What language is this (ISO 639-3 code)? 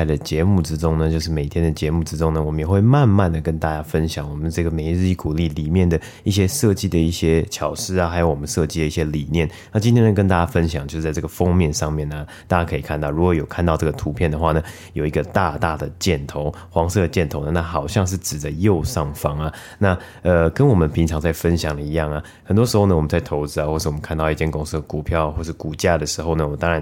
zho